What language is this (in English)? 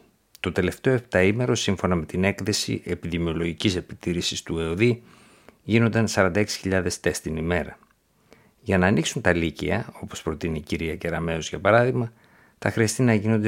Greek